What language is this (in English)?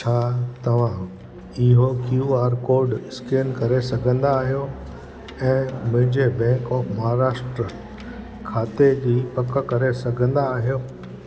Sindhi